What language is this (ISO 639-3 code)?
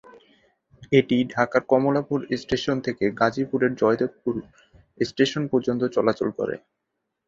ben